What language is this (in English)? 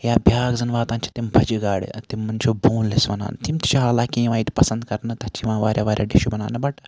Kashmiri